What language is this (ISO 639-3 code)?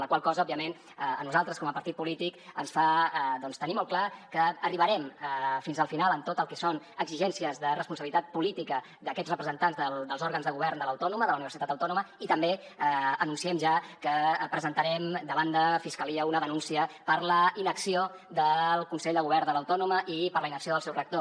cat